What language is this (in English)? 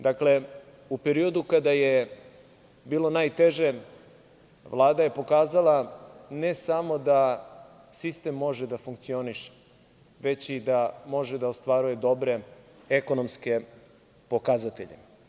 Serbian